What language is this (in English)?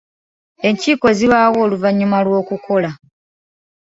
Ganda